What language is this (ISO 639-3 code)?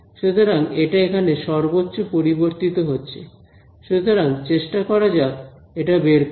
ben